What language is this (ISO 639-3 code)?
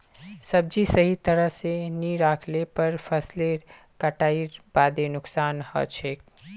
mag